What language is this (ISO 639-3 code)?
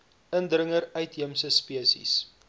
afr